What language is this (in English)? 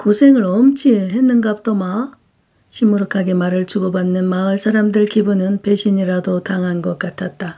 Korean